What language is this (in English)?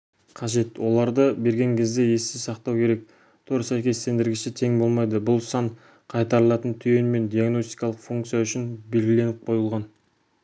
Kazakh